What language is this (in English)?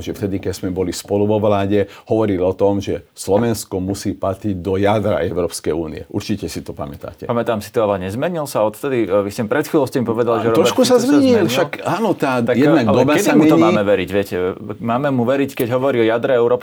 Slovak